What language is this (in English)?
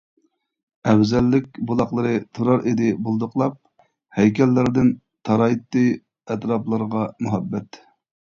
Uyghur